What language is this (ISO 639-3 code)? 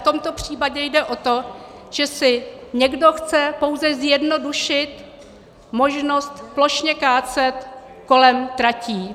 ces